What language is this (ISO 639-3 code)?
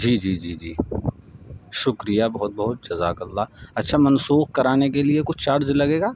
urd